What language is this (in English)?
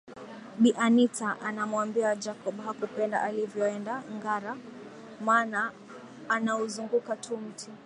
Swahili